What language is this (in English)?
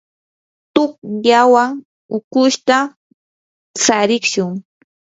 Yanahuanca Pasco Quechua